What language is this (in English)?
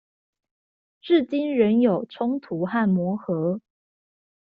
Chinese